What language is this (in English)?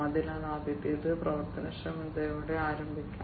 Malayalam